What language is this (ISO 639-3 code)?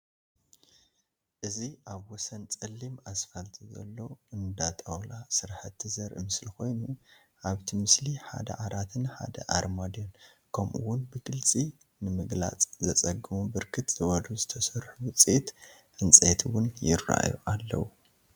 tir